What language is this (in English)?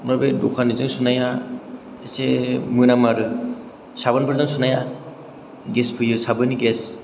Bodo